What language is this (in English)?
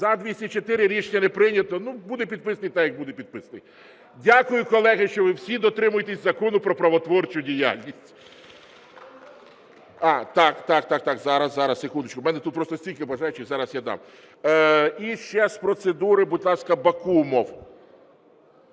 Ukrainian